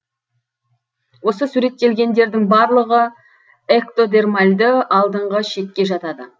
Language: Kazakh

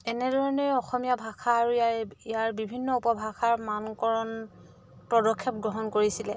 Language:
Assamese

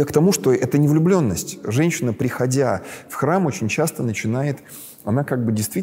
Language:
Russian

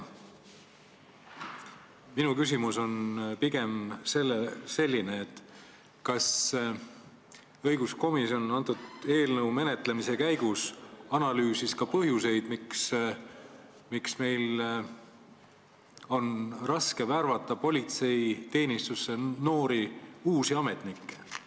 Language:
Estonian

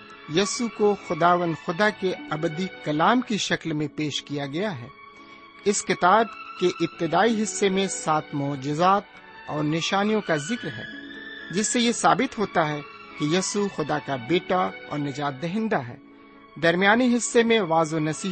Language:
Urdu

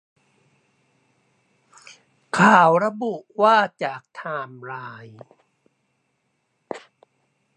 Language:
Thai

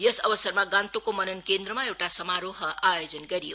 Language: Nepali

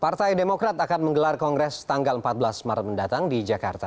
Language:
Indonesian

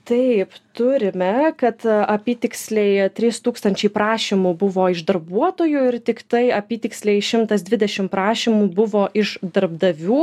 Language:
Lithuanian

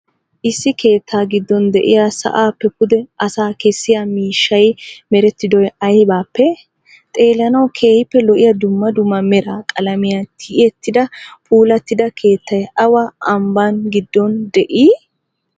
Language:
Wolaytta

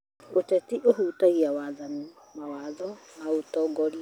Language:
Kikuyu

